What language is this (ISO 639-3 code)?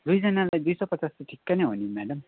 nep